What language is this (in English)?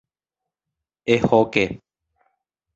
Guarani